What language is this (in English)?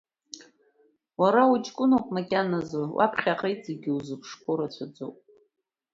Abkhazian